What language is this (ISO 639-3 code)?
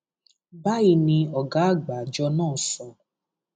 yor